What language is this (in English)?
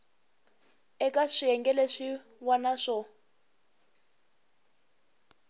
Tsonga